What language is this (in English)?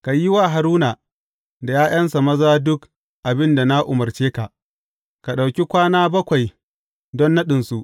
Hausa